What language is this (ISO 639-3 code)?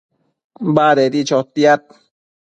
mcf